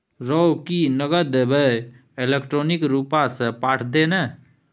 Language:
Maithili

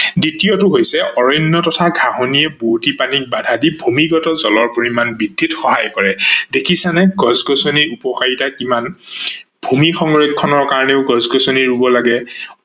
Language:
Assamese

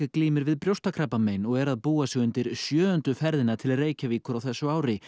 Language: Icelandic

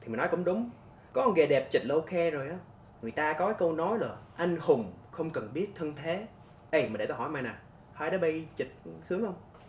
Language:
Vietnamese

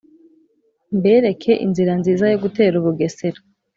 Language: Kinyarwanda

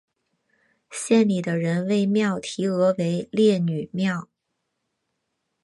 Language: Chinese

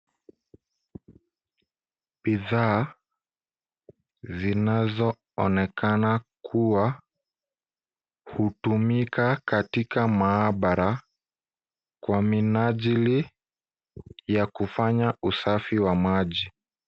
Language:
Swahili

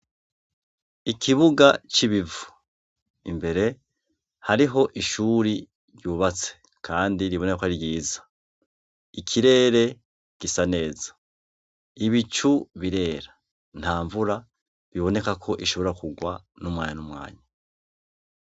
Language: Rundi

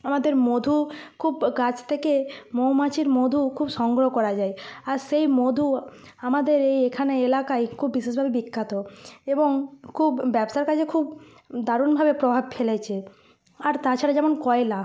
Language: Bangla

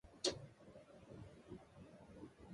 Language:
Japanese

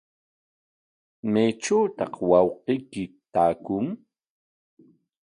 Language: Corongo Ancash Quechua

